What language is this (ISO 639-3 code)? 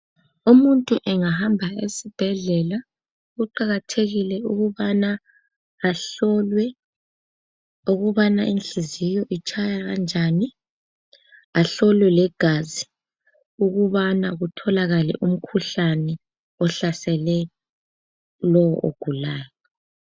nde